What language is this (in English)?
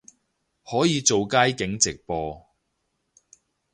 Cantonese